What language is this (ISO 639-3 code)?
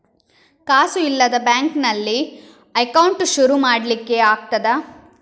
kan